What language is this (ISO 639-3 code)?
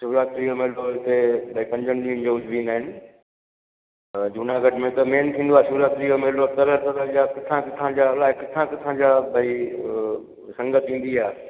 snd